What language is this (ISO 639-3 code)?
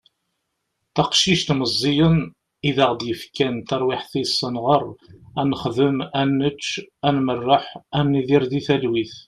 kab